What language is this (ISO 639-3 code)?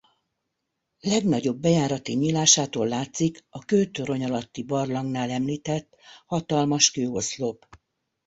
hun